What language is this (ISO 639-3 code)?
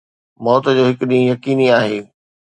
snd